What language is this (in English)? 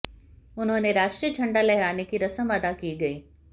Hindi